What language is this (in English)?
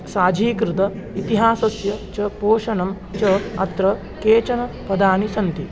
Sanskrit